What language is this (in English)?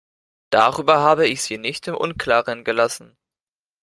German